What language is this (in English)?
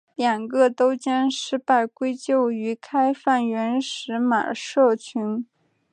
Chinese